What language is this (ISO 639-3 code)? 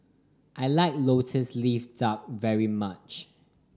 eng